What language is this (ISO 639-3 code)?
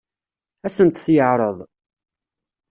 kab